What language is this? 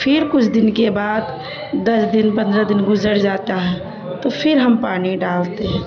Urdu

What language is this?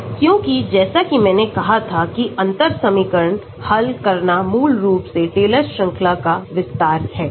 Hindi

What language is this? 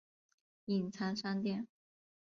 Chinese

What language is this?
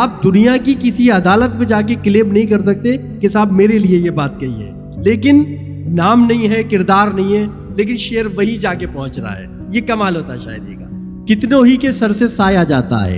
Urdu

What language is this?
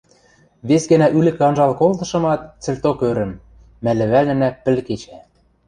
Western Mari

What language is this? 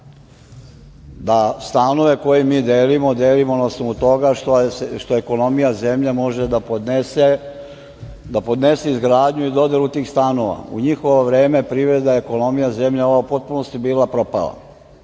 Serbian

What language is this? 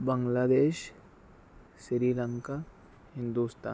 Urdu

